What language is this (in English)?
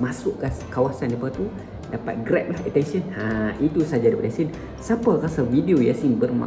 Malay